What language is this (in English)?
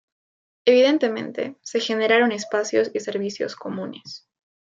Spanish